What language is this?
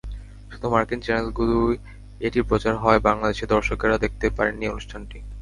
Bangla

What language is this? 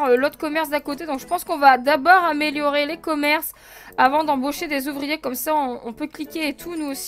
French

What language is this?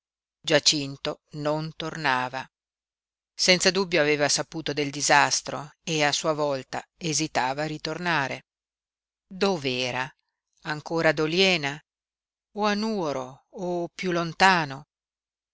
Italian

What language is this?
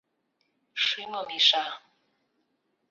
Mari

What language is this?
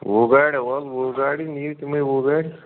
Kashmiri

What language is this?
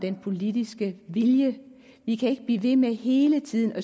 Danish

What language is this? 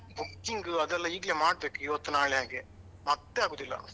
Kannada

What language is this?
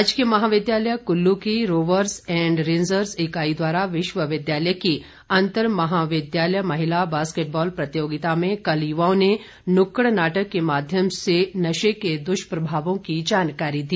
Hindi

